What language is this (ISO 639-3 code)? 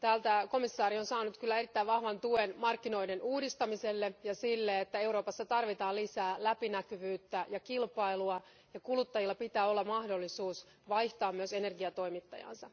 fin